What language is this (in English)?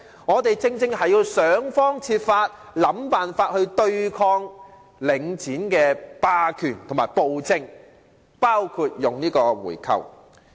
Cantonese